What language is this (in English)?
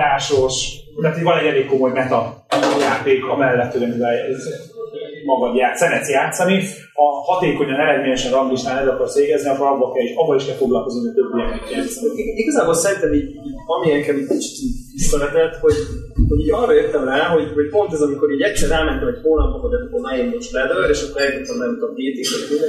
Hungarian